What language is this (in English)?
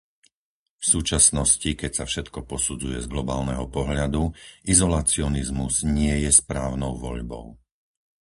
Slovak